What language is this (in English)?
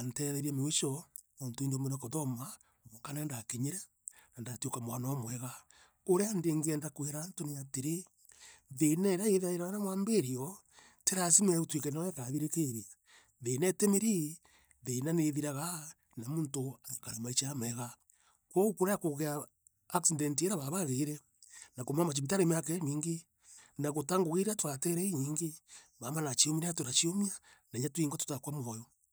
Meru